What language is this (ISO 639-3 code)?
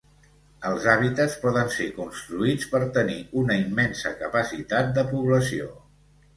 cat